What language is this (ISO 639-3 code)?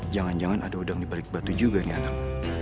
ind